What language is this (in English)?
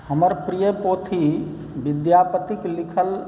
Maithili